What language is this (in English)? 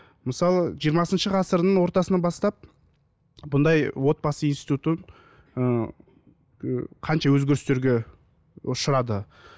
Kazakh